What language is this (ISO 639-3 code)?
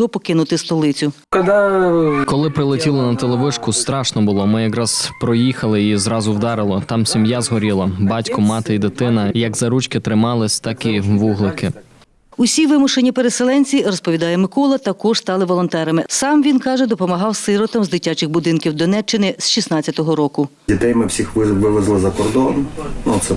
ukr